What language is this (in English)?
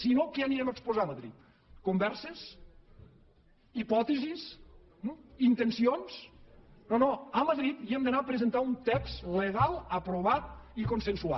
Catalan